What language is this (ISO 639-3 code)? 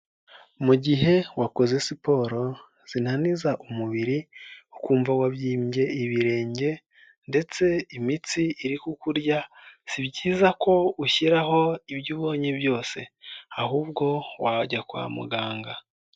kin